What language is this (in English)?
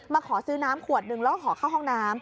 Thai